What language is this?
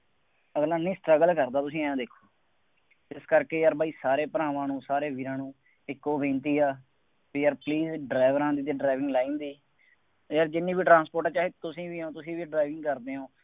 Punjabi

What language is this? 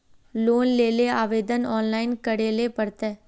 Magahi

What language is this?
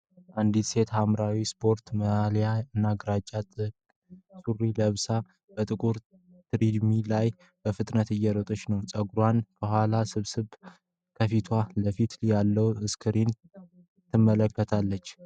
Amharic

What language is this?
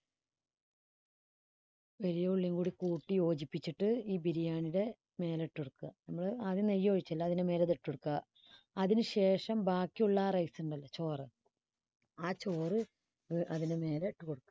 Malayalam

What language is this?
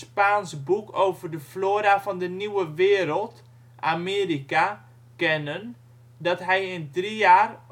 Dutch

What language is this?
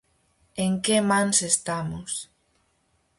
Galician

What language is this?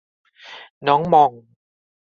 Thai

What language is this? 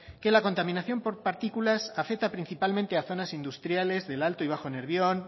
Spanish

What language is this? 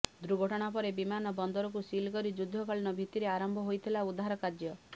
Odia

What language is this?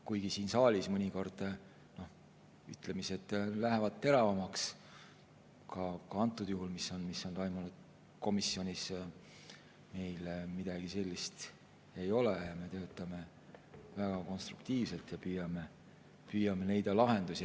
Estonian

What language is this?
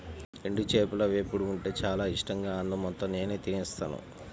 Telugu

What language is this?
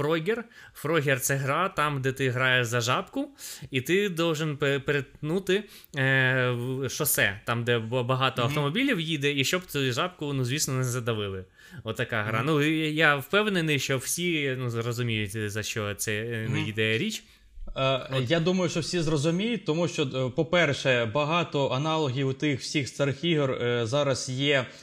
Ukrainian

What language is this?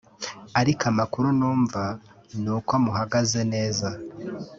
Kinyarwanda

